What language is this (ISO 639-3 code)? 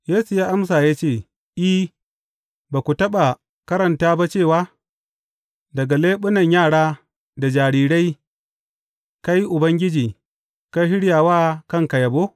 hau